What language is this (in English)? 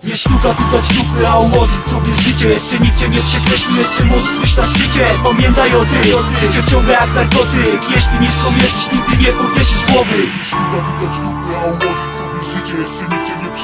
Polish